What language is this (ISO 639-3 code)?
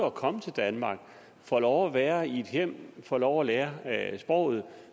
dan